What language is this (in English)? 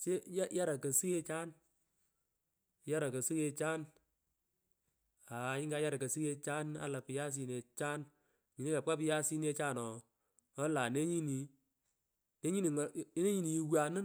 Pökoot